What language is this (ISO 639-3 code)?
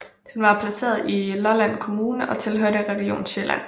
dan